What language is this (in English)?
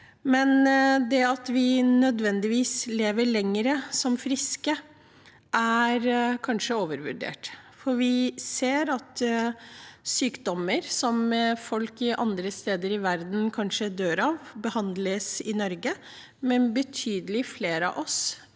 Norwegian